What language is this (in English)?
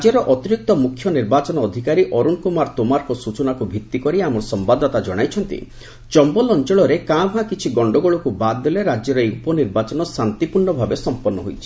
Odia